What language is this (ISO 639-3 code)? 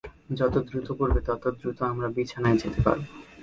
ben